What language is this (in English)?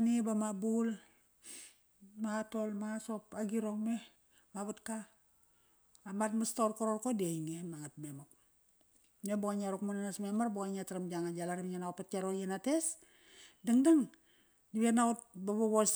Kairak